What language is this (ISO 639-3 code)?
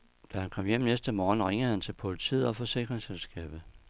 dan